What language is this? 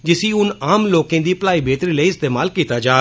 Dogri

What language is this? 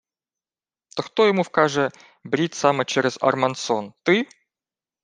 Ukrainian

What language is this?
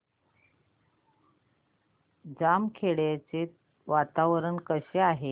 Marathi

